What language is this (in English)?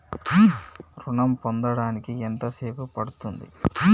Telugu